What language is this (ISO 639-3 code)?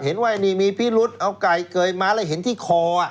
tha